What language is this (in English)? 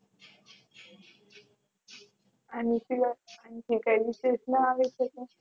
Gujarati